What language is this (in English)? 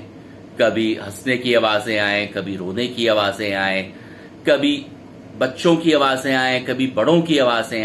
Hindi